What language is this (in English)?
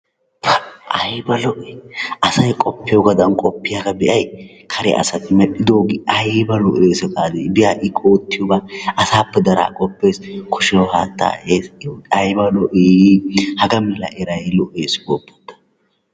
Wolaytta